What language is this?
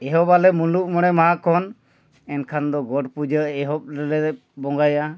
Santali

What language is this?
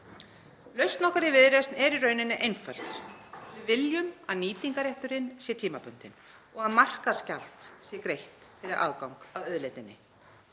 Icelandic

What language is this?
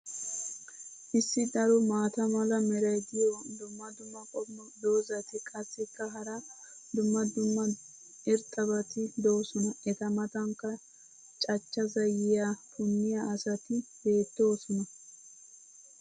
Wolaytta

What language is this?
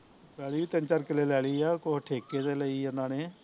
Punjabi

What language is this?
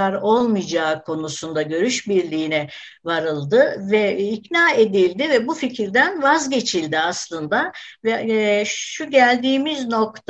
Turkish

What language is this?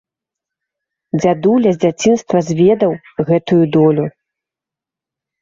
Belarusian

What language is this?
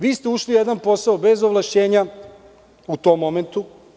Serbian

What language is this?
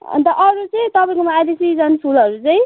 Nepali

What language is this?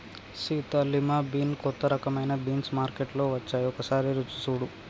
Telugu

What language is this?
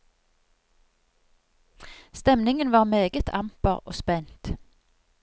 Norwegian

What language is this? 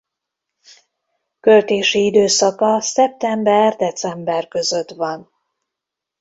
Hungarian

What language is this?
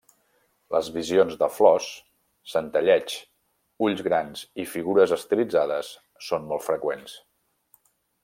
Catalan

